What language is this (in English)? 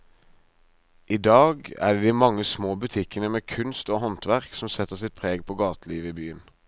Norwegian